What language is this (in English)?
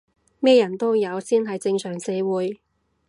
Cantonese